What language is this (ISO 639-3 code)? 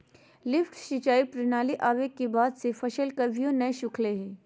mag